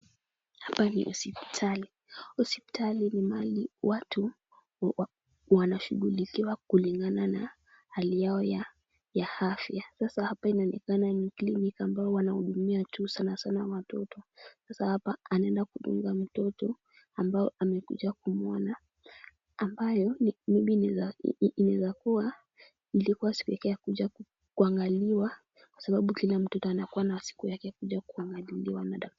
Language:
Swahili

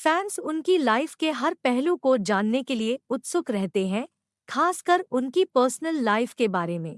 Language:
Hindi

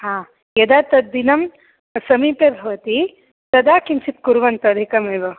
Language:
Sanskrit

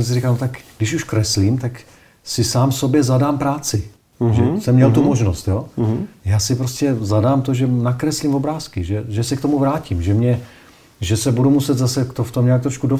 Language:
Czech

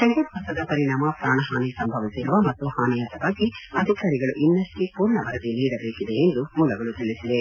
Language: Kannada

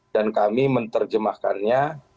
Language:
Indonesian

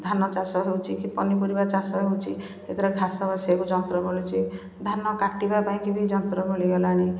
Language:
Odia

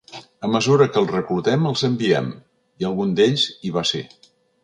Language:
Catalan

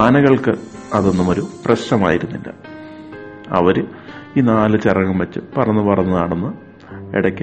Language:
Malayalam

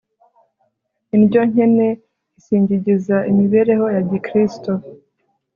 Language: Kinyarwanda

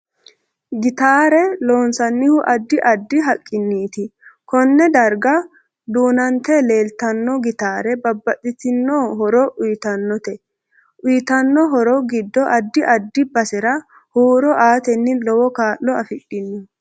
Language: Sidamo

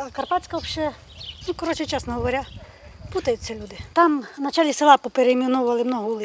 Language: Ukrainian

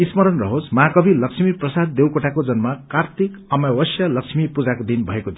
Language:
Nepali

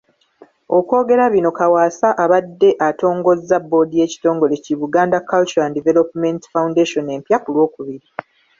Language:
Ganda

